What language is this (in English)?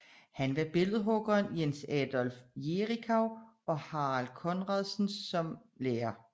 Danish